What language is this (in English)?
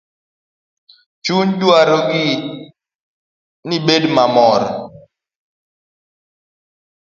Luo (Kenya and Tanzania)